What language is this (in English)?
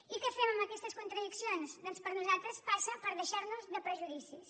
Catalan